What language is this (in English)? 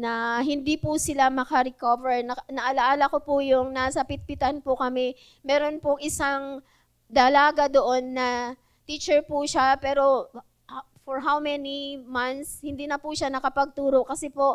Filipino